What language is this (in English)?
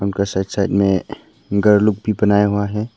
Hindi